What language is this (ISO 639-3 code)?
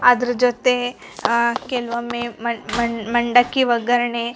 kan